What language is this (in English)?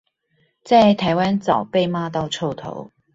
Chinese